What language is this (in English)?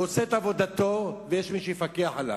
Hebrew